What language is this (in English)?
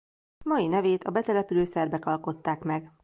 Hungarian